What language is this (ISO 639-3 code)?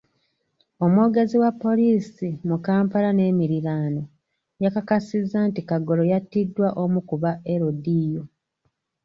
lug